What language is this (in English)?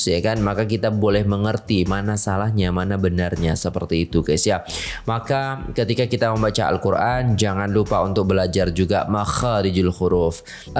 Indonesian